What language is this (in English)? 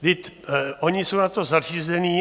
Czech